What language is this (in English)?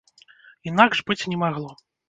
Belarusian